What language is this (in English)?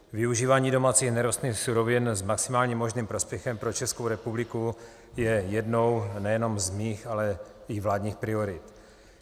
Czech